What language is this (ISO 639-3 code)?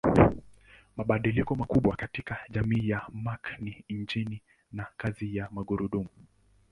swa